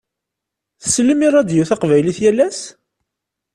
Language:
Kabyle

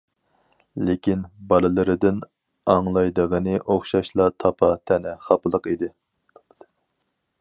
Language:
Uyghur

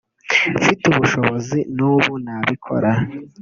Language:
Kinyarwanda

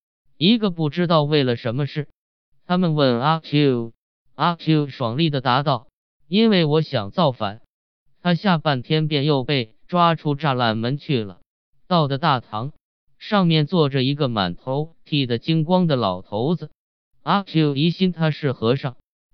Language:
Chinese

